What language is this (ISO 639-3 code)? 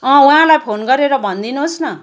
nep